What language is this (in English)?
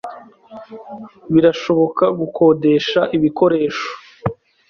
Kinyarwanda